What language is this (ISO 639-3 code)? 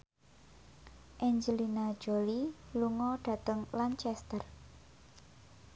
jav